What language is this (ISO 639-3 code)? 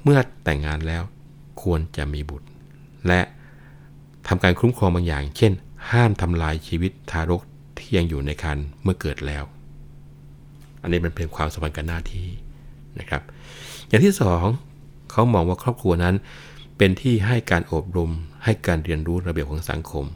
tha